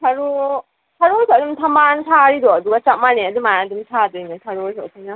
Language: Manipuri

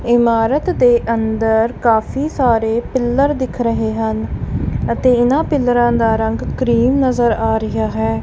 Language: Punjabi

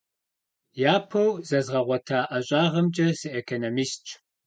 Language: Kabardian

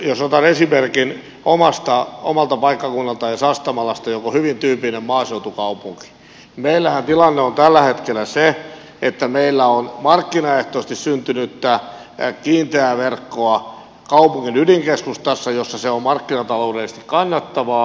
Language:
Finnish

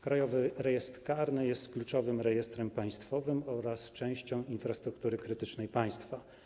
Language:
Polish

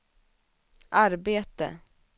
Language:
Swedish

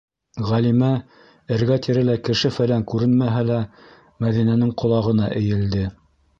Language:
Bashkir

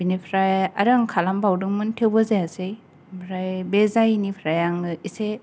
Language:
Bodo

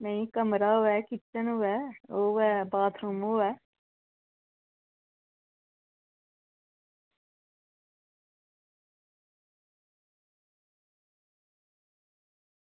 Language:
Dogri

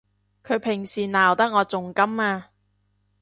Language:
Cantonese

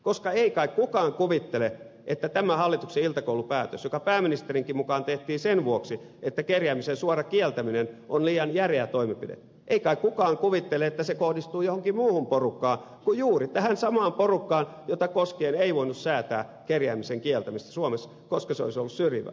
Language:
Finnish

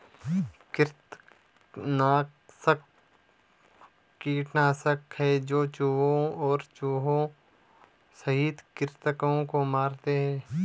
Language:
Hindi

